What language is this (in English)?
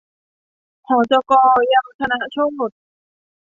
Thai